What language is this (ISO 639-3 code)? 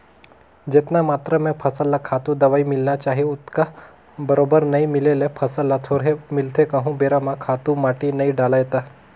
hne